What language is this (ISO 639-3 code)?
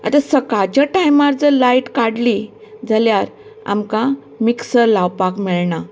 kok